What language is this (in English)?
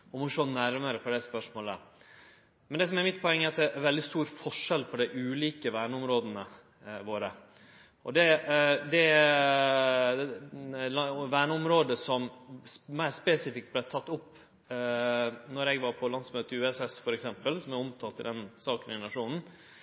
Norwegian Nynorsk